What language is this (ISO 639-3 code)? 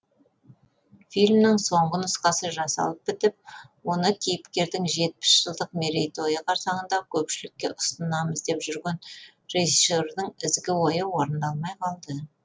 kaz